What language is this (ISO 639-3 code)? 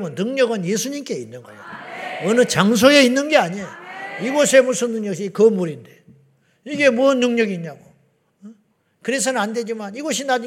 kor